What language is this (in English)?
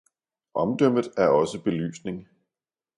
Danish